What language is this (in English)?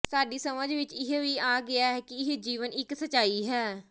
Punjabi